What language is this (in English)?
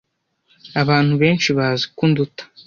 Kinyarwanda